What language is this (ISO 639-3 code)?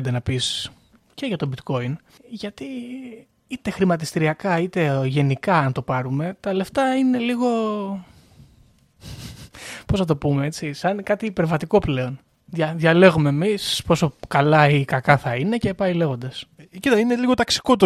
ell